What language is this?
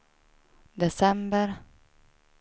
Swedish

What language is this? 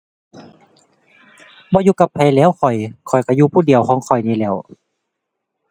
Thai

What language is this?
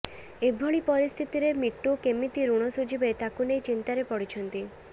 Odia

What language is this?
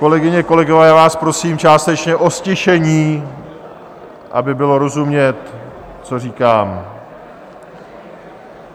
Czech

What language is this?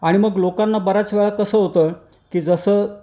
Marathi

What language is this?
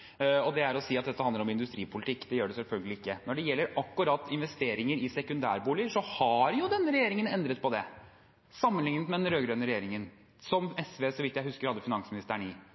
Norwegian Bokmål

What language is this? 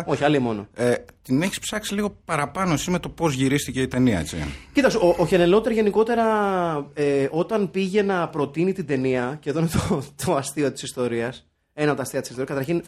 Greek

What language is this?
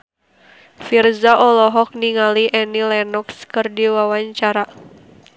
Sundanese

